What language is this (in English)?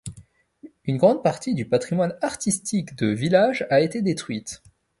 French